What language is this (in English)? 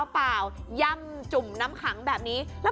Thai